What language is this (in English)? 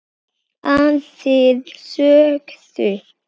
Icelandic